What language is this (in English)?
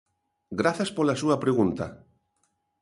Galician